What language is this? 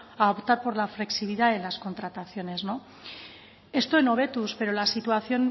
Spanish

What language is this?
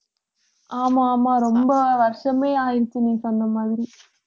Tamil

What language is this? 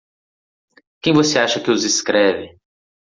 Portuguese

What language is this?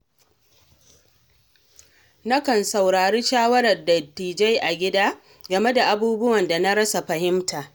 Hausa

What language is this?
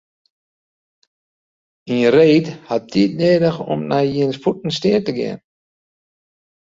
Western Frisian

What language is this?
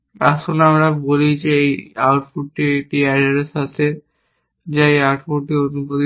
Bangla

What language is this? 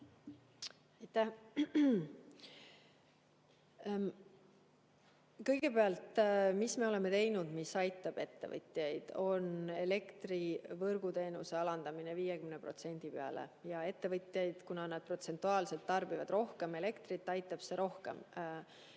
Estonian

